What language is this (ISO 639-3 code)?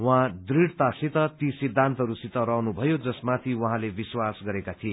nep